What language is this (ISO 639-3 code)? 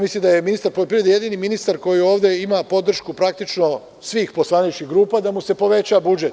srp